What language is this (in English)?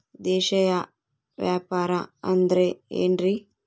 Kannada